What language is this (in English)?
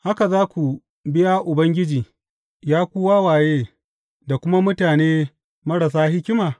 Hausa